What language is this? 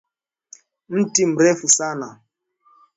Swahili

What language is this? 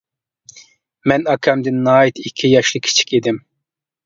Uyghur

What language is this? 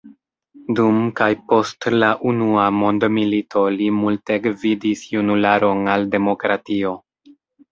Esperanto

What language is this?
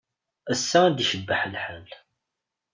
Kabyle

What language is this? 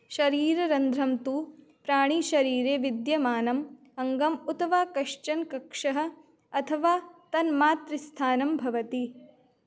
Sanskrit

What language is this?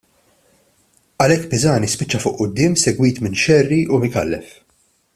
Maltese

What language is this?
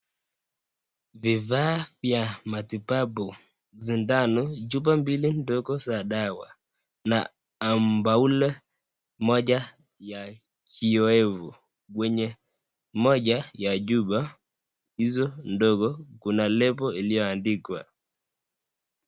Swahili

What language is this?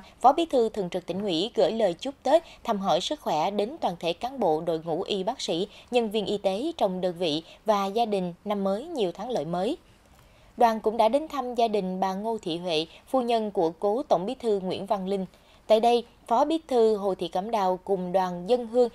Vietnamese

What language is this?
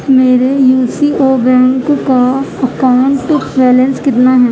Urdu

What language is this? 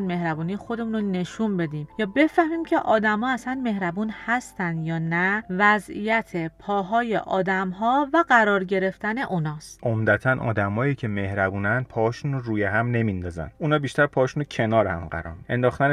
Persian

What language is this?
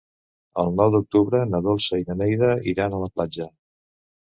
Catalan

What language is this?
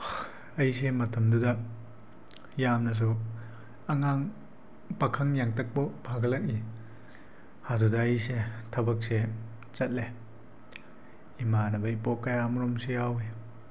Manipuri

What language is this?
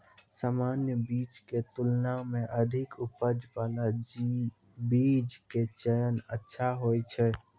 Maithili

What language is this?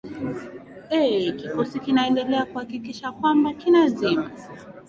Swahili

